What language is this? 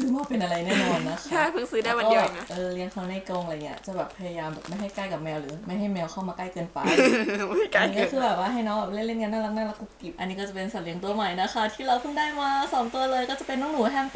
Thai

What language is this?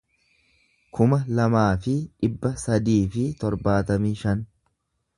Oromo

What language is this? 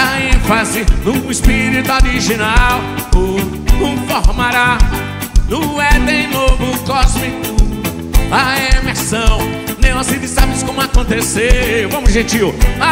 Portuguese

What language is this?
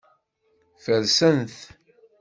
Kabyle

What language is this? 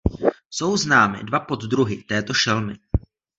Czech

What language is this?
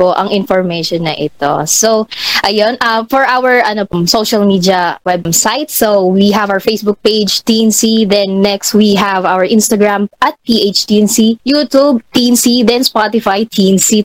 Filipino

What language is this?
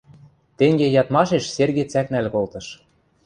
Western Mari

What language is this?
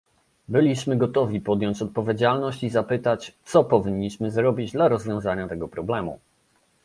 Polish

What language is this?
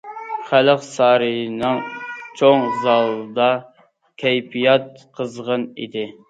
Uyghur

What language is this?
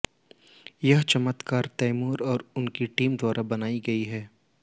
Hindi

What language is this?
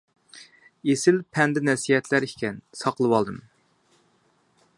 Uyghur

